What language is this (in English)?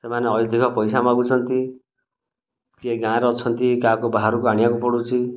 Odia